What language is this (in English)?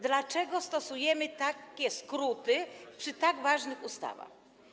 Polish